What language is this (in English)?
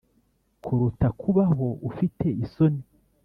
Kinyarwanda